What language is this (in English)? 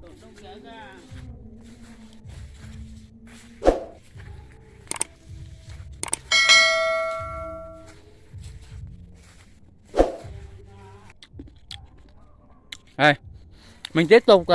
Vietnamese